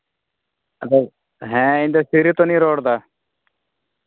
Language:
Santali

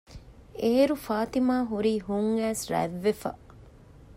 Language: Divehi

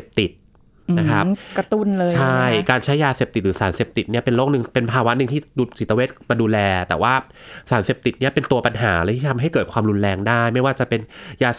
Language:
Thai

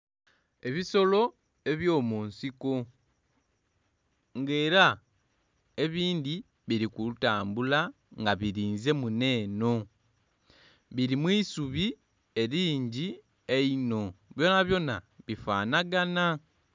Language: Soga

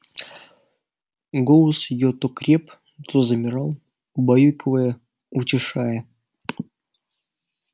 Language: Russian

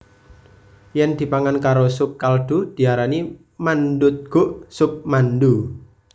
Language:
Javanese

